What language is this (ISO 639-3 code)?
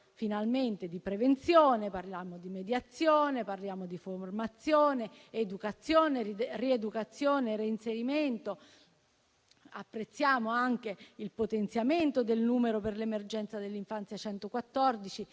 ita